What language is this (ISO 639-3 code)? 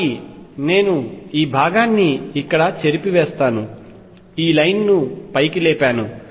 tel